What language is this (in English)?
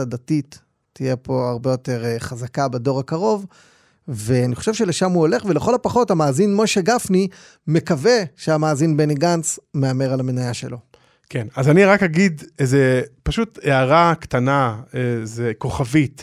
Hebrew